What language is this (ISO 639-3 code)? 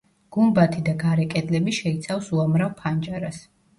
kat